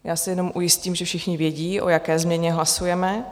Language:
Czech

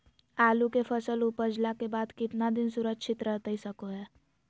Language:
Magahi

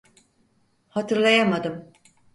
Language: Turkish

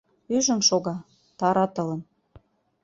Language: Mari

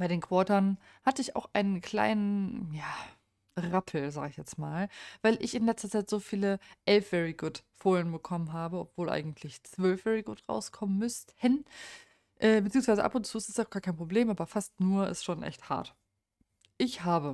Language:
German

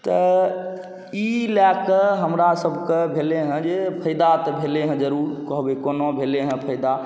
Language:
Maithili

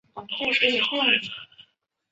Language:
Chinese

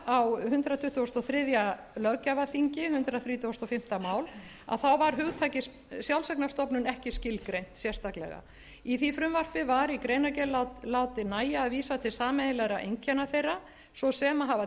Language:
Icelandic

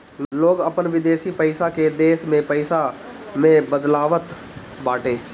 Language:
Bhojpuri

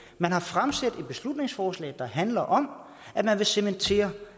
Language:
Danish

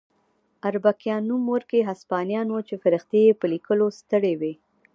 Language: Pashto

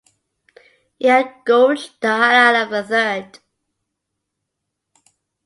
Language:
English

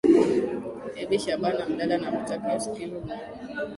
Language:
Swahili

